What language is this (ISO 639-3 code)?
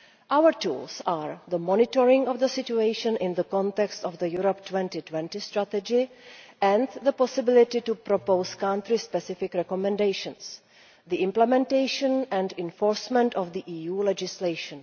eng